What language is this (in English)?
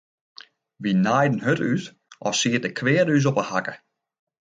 Western Frisian